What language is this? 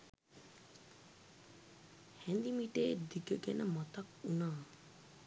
Sinhala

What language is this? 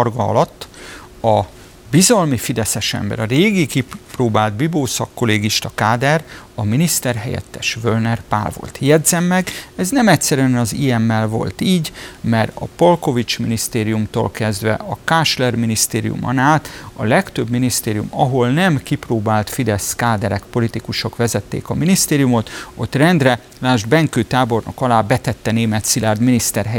Hungarian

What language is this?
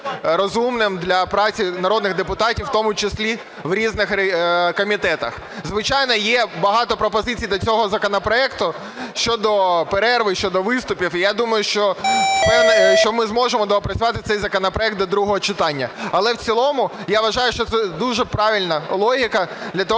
Ukrainian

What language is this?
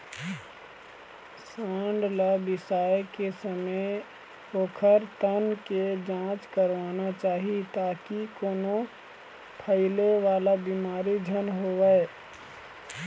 Chhattisgarhi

